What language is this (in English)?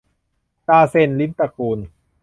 Thai